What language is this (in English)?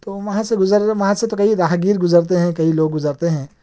Urdu